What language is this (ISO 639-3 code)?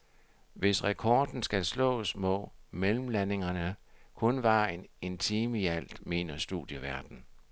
dan